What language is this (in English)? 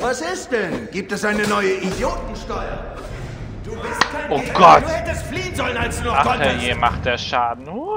German